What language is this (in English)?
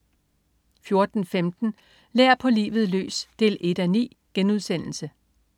Danish